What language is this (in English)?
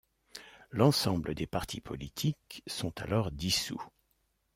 French